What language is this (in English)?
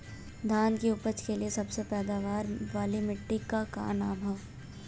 Bhojpuri